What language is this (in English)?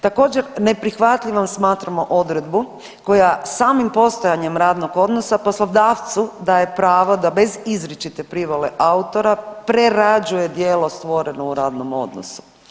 Croatian